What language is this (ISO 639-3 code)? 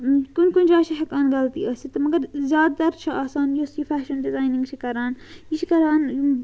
kas